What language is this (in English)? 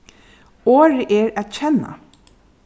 Faroese